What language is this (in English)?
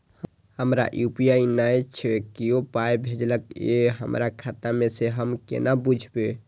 Maithili